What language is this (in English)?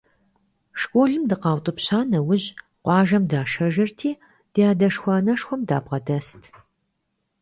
Kabardian